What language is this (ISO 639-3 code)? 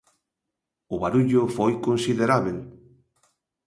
glg